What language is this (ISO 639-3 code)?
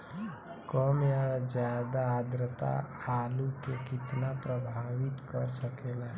bho